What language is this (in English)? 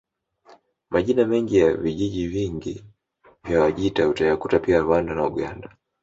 Swahili